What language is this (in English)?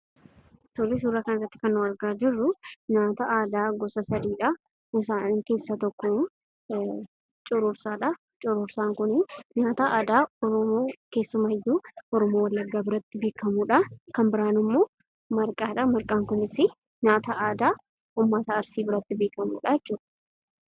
Oromo